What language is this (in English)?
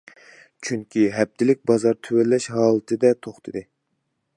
Uyghur